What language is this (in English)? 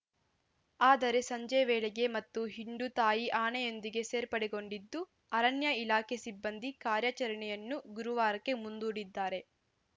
Kannada